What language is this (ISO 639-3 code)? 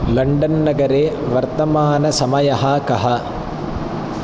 san